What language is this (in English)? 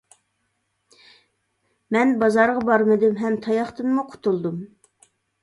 Uyghur